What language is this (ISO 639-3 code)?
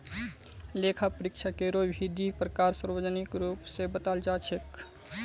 mag